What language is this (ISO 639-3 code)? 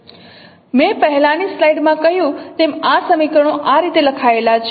guj